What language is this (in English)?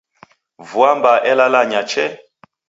Taita